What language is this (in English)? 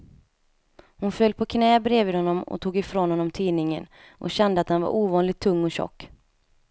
Swedish